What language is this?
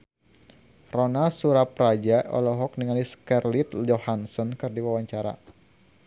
Sundanese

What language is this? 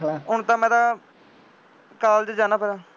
Punjabi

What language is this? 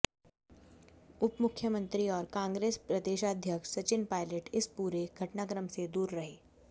Hindi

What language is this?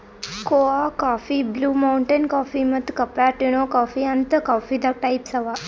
Kannada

